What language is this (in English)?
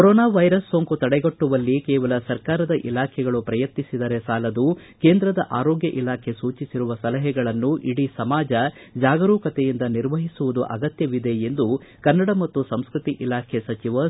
Kannada